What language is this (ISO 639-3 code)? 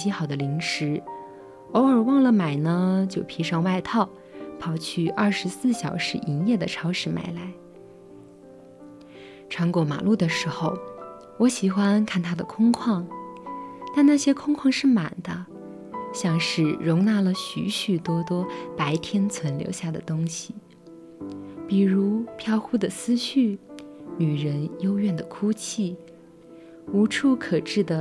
zho